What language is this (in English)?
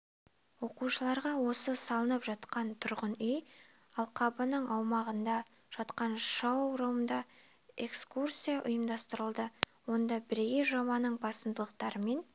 Kazakh